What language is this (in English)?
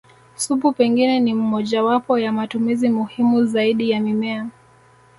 Swahili